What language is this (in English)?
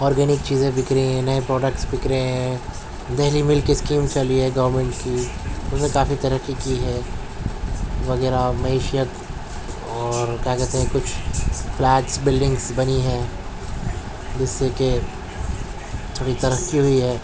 Urdu